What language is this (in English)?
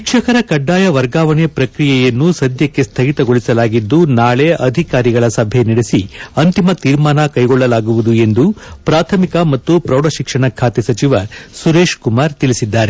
Kannada